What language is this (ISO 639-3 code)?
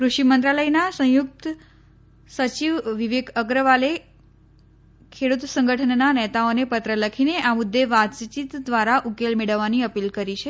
guj